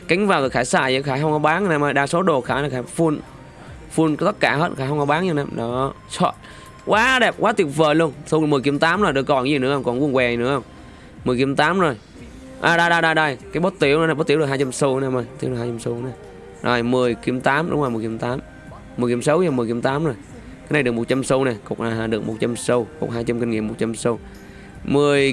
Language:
Vietnamese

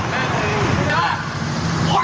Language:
Thai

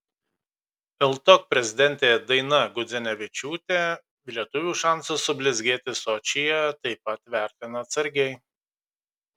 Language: Lithuanian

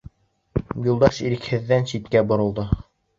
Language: Bashkir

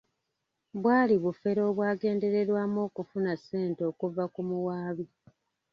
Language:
Ganda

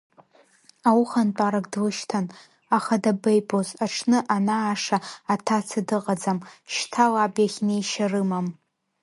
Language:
Abkhazian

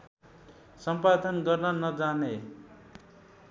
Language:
Nepali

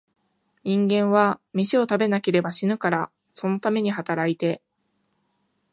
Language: Japanese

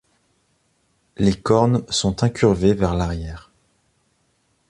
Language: French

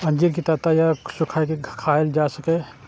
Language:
Maithili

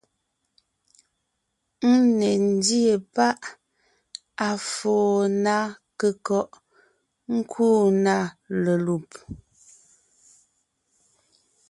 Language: Ngiemboon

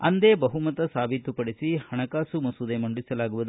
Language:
Kannada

